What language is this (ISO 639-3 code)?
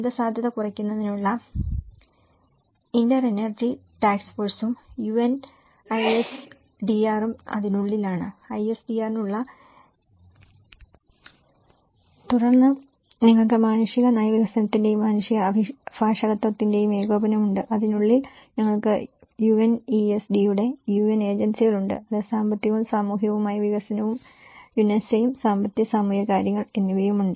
mal